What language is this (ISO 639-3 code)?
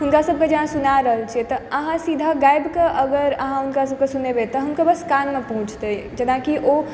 mai